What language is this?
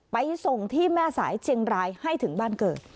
Thai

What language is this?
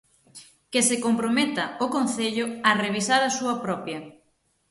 Galician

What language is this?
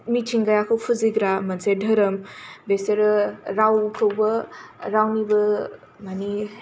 Bodo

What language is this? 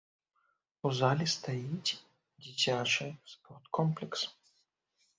Belarusian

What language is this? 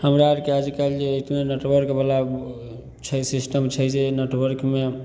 Maithili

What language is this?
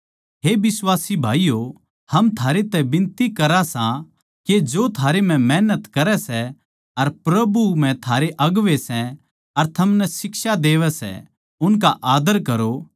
Haryanvi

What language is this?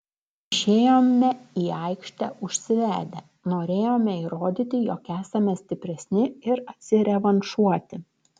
Lithuanian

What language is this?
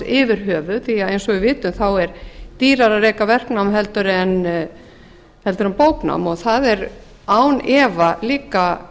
Icelandic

